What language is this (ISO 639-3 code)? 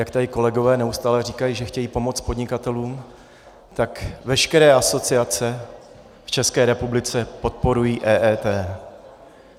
ces